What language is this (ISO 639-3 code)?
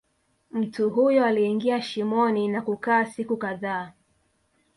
swa